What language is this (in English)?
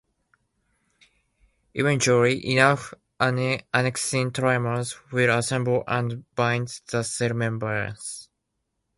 English